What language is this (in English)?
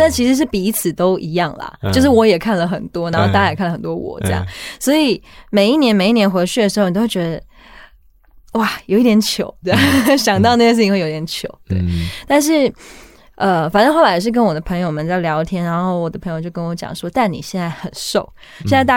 Chinese